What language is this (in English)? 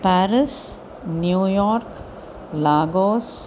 Sanskrit